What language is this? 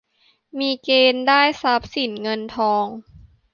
Thai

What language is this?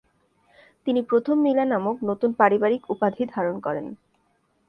Bangla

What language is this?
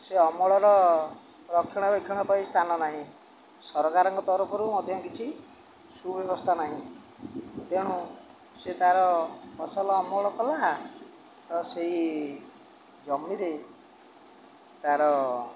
Odia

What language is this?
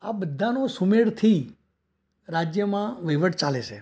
Gujarati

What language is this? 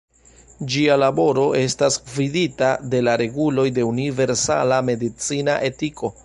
Esperanto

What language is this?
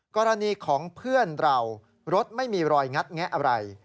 Thai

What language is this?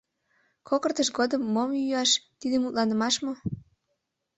Mari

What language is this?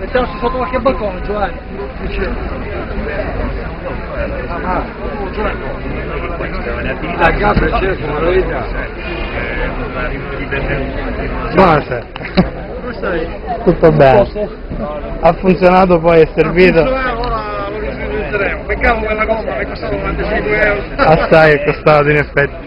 Italian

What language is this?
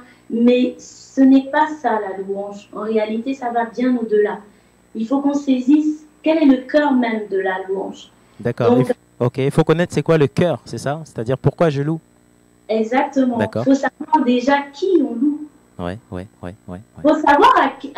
French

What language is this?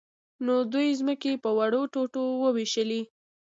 Pashto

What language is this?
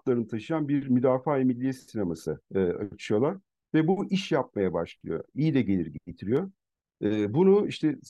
Turkish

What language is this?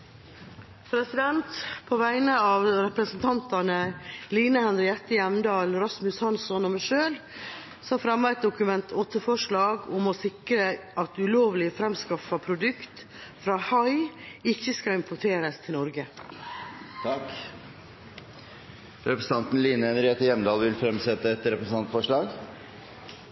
Norwegian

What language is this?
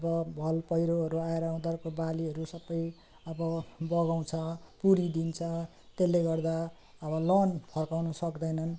Nepali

